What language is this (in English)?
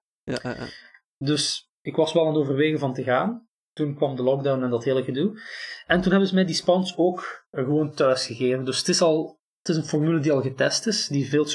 Dutch